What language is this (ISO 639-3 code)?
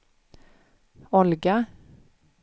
swe